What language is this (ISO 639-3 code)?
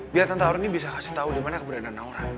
ind